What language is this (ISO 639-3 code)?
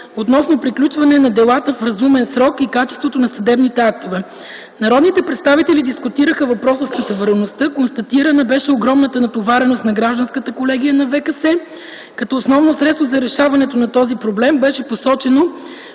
bul